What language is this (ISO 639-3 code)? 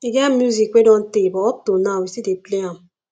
pcm